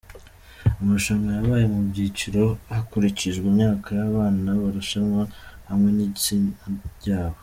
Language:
Kinyarwanda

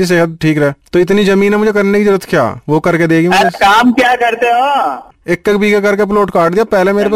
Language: Hindi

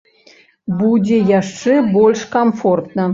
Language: Belarusian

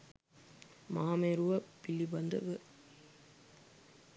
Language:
Sinhala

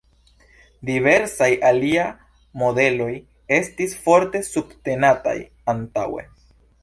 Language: Esperanto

